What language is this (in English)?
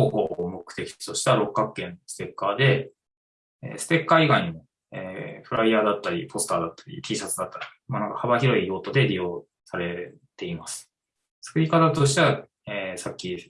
Japanese